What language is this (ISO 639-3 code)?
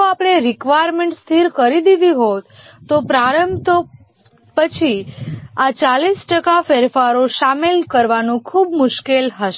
guj